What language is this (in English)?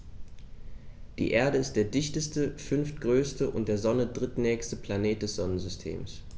German